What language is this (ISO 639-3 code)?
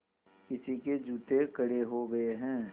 hin